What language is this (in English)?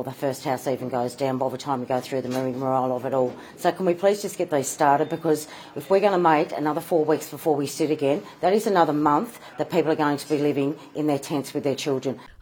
Urdu